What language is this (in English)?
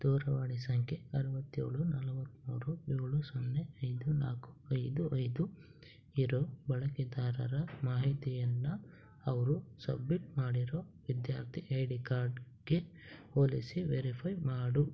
Kannada